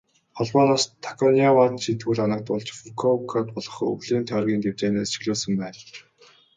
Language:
Mongolian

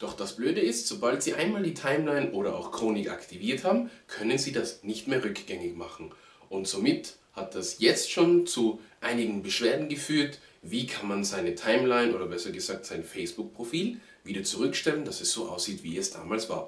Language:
German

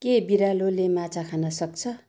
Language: Nepali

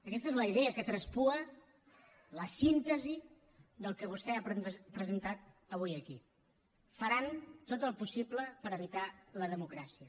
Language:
Catalan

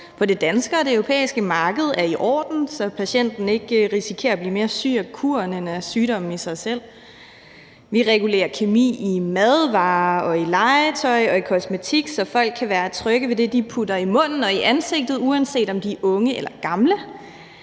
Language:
Danish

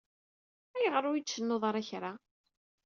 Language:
Kabyle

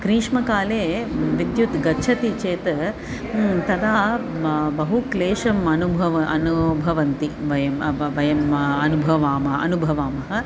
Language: Sanskrit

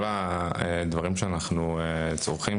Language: Hebrew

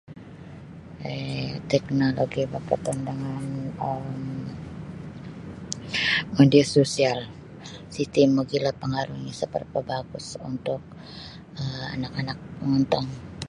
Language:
Sabah Bisaya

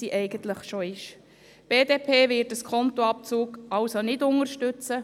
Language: Swiss German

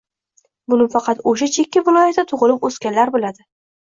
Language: Uzbek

